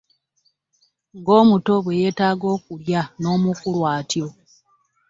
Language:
Ganda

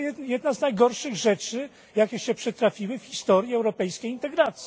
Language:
Polish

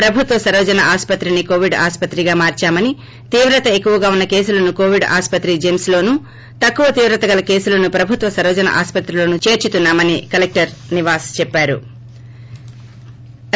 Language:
Telugu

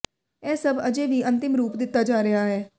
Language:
Punjabi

